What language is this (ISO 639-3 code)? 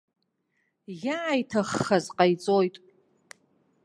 abk